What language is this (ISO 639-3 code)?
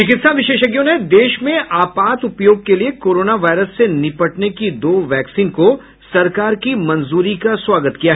hin